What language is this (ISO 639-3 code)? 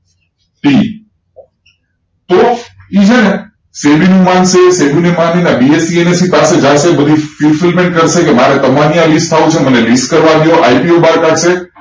guj